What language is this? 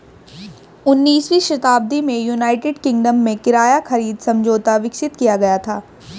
Hindi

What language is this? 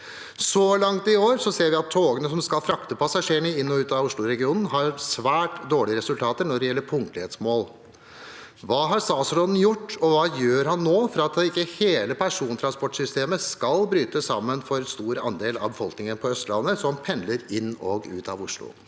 Norwegian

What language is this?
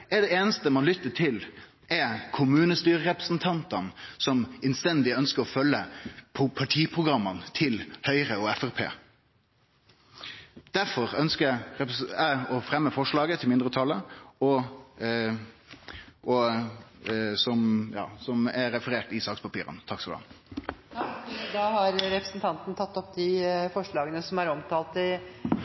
Norwegian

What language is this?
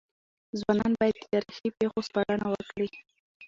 Pashto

